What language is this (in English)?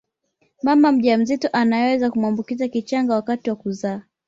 Swahili